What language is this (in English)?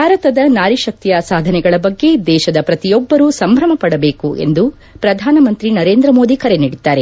Kannada